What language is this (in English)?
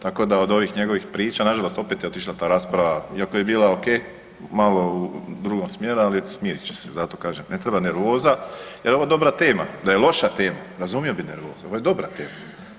Croatian